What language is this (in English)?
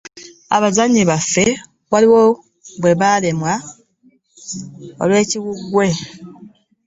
Ganda